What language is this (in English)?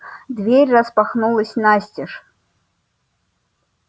Russian